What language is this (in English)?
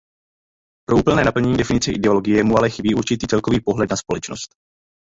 Czech